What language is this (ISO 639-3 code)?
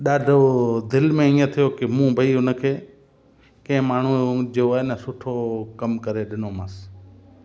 snd